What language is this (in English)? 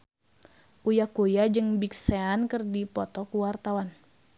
Sundanese